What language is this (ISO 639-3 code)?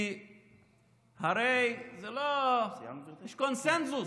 heb